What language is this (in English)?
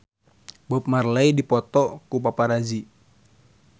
Sundanese